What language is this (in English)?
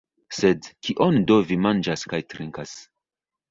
Esperanto